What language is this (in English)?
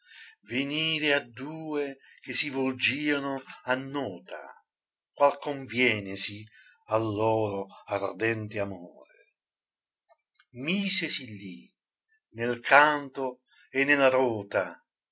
Italian